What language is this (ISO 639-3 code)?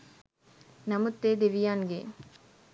sin